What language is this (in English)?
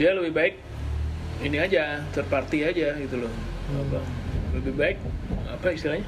Indonesian